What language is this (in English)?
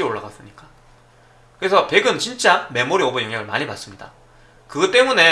Korean